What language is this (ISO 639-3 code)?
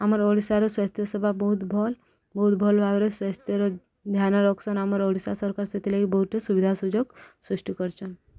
ori